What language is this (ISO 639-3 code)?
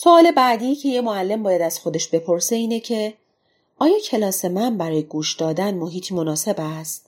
fas